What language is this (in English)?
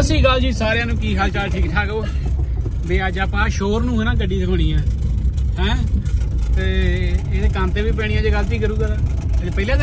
Punjabi